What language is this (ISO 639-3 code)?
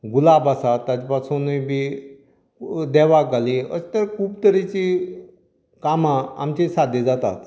kok